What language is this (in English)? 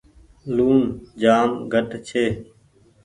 Goaria